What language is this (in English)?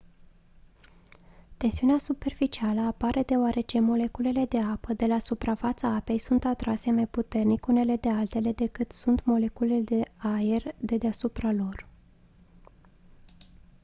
Romanian